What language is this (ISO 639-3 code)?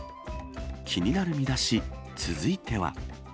jpn